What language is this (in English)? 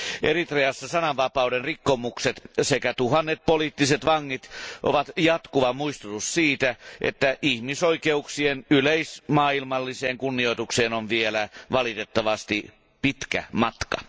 Finnish